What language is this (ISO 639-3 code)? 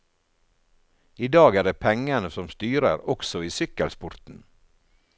nor